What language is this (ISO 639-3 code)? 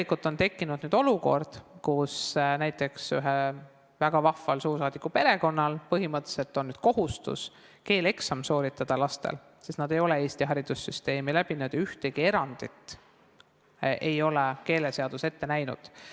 est